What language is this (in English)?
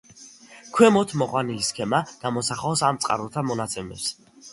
Georgian